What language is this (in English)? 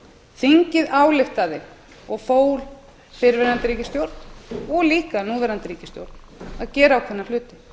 Icelandic